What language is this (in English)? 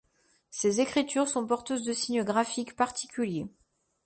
French